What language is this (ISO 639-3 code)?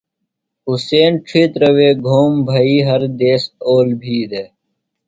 phl